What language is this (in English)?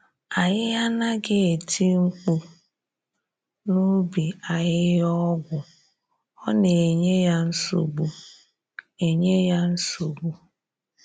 Igbo